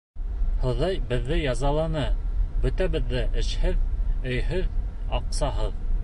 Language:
Bashkir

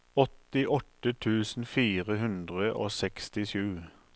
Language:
Norwegian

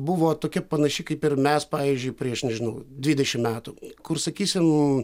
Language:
Lithuanian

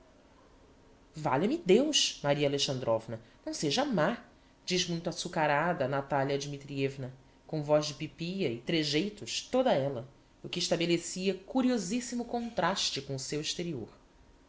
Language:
Portuguese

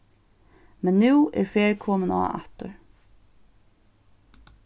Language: Faroese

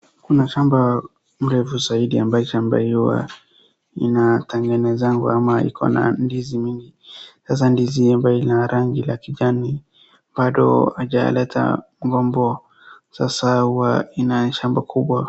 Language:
Swahili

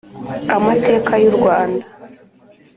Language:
Kinyarwanda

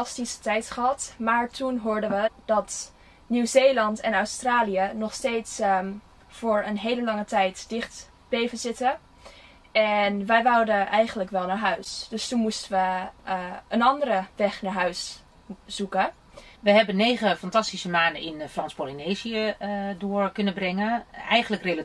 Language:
Dutch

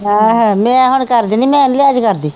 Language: Punjabi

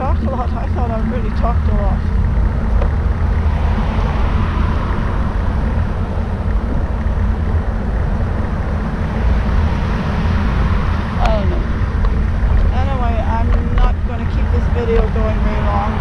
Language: English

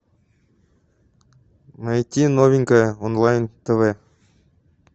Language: Russian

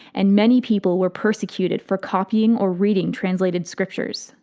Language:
English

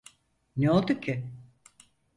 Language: Turkish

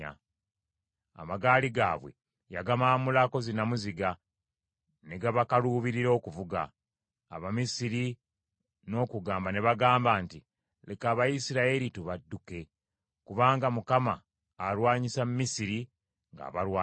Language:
Ganda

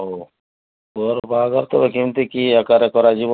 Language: Odia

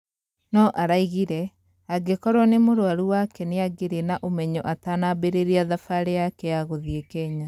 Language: Kikuyu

